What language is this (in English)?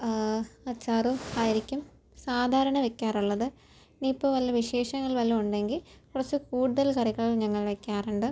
Malayalam